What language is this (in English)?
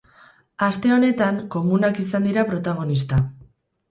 Basque